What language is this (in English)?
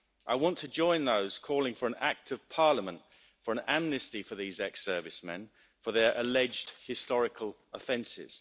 English